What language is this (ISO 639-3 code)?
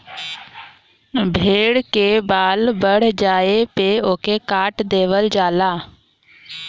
bho